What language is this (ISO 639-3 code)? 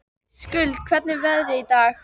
isl